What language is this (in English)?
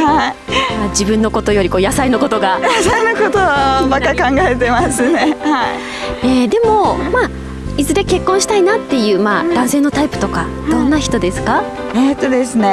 Japanese